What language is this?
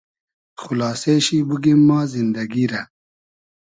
Hazaragi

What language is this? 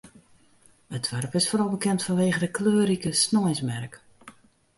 Western Frisian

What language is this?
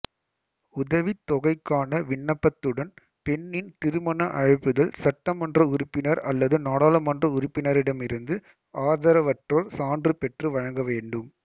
Tamil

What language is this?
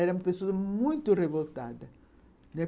Portuguese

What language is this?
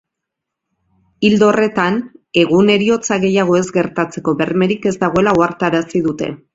Basque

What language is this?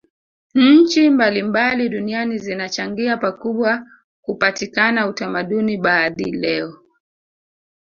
Swahili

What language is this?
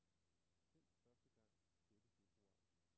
Danish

